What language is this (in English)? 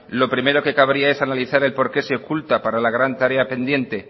Spanish